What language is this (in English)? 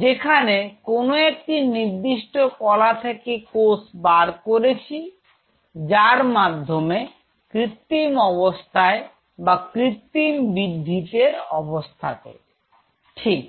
Bangla